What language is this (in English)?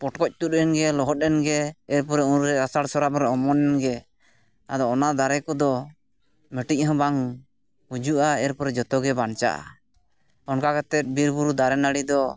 Santali